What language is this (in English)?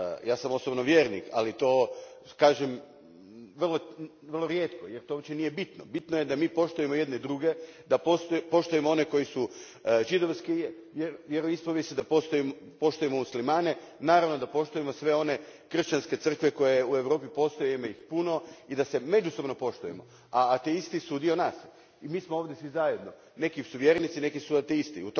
Croatian